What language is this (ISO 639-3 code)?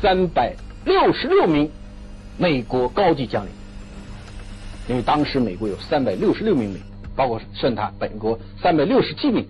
zho